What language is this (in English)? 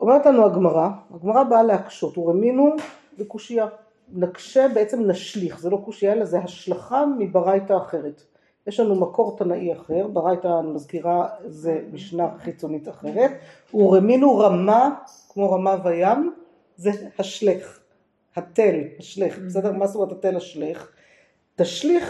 Hebrew